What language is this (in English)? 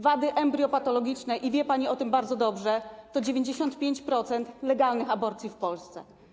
Polish